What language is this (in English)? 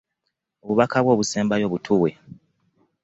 Ganda